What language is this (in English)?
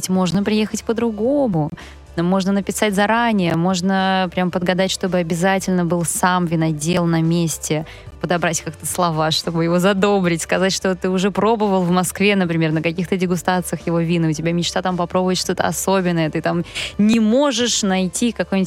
Russian